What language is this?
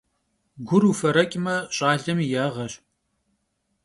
Kabardian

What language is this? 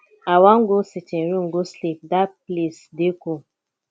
Nigerian Pidgin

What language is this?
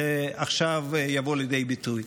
Hebrew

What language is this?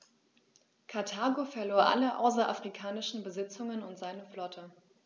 German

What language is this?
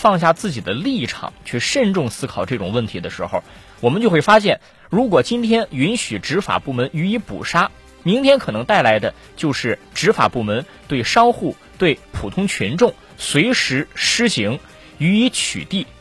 Chinese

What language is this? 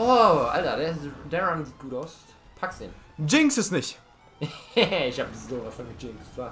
German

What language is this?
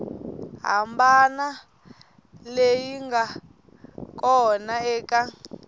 Tsonga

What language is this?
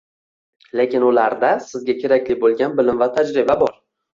Uzbek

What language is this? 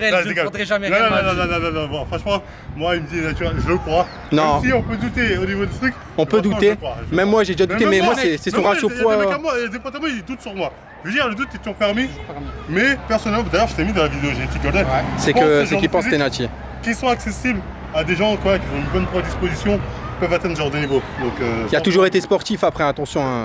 French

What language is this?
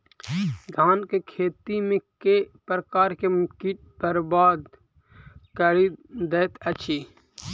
Maithili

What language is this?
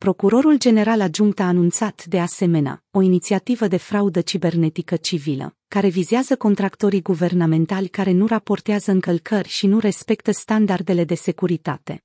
Romanian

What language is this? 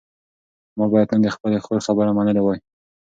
Pashto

